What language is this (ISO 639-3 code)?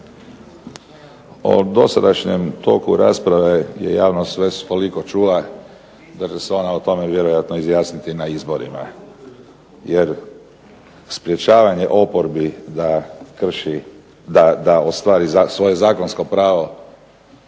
hrv